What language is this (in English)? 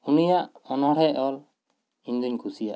Santali